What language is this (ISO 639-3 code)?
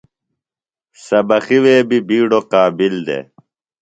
phl